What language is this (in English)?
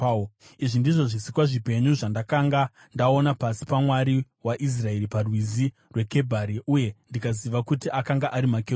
Shona